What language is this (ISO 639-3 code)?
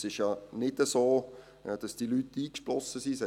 gsw